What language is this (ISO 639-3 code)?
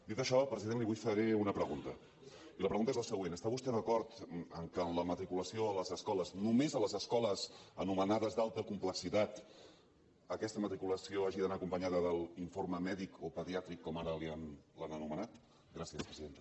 cat